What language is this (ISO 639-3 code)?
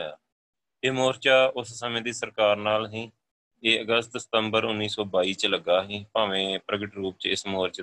pan